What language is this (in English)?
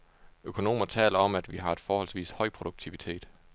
Danish